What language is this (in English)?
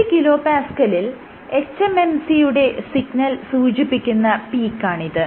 Malayalam